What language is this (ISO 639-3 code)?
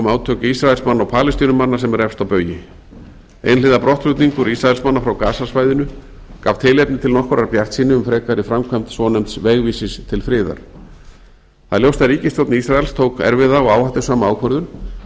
isl